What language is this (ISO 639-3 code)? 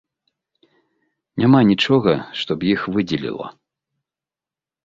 bel